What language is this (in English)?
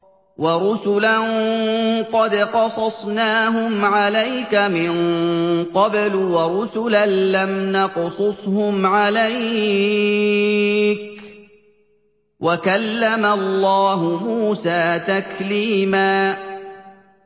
Arabic